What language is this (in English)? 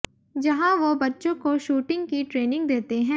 Hindi